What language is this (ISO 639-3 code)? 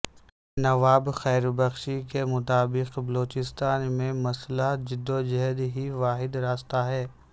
urd